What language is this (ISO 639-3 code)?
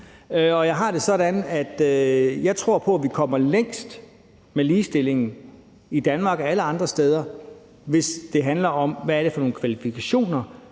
dan